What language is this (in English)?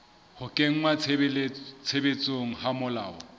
Southern Sotho